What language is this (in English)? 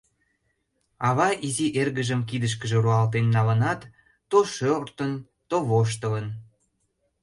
Mari